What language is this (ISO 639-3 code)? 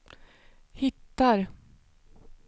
swe